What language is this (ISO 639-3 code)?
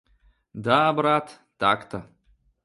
rus